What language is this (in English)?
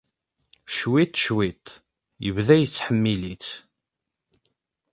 Kabyle